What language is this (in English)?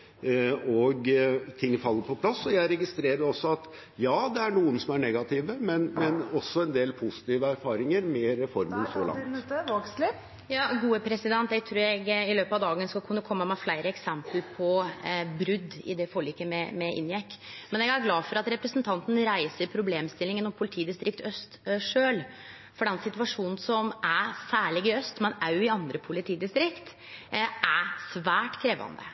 Norwegian